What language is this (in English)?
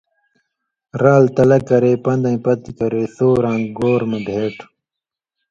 Indus Kohistani